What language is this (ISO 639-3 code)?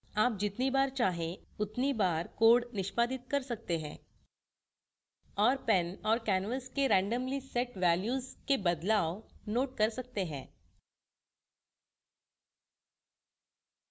hin